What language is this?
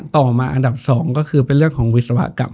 Thai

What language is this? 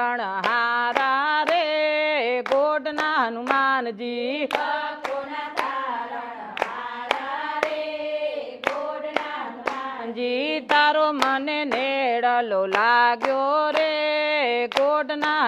Gujarati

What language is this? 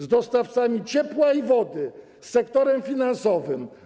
Polish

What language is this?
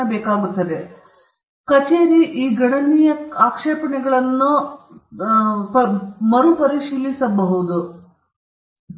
Kannada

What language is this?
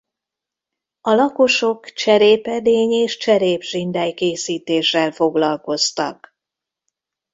Hungarian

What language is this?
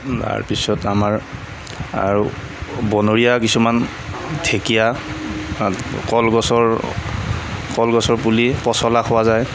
Assamese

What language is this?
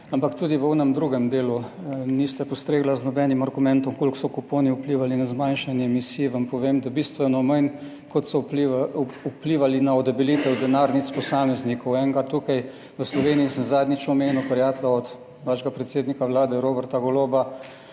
Slovenian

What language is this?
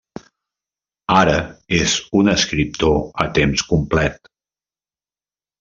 Catalan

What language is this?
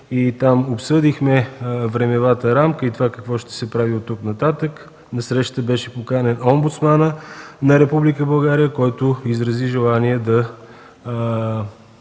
Bulgarian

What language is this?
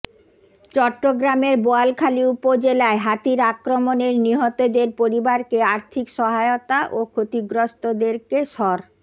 Bangla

